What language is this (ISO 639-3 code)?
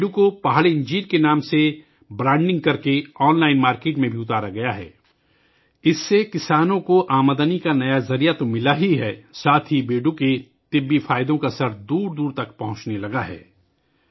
urd